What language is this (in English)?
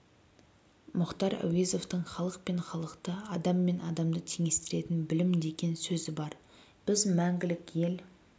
Kazakh